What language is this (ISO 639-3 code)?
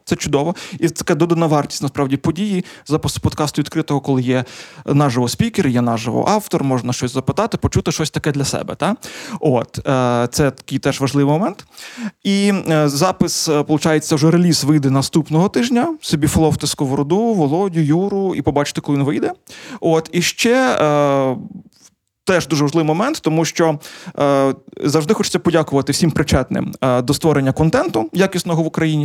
ukr